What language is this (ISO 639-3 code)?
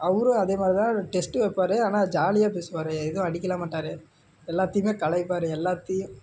tam